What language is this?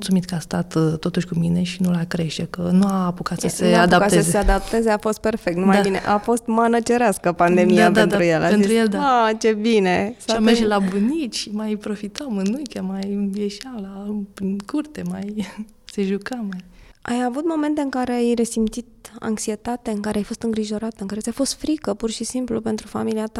Romanian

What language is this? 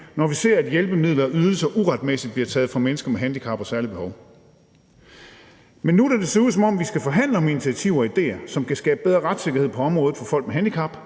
Danish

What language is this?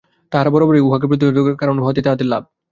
Bangla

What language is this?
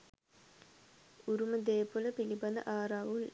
Sinhala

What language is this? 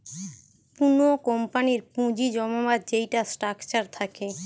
Bangla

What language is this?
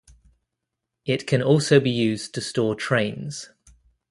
English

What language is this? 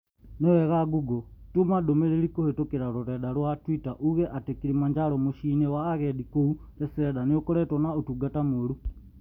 Kikuyu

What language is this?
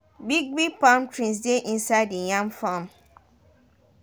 Nigerian Pidgin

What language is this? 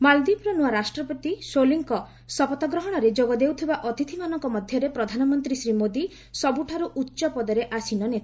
Odia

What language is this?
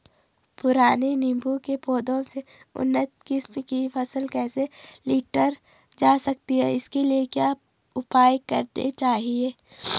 Hindi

